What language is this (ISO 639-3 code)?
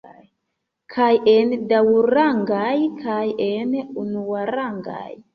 epo